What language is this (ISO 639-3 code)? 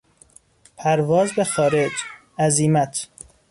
fas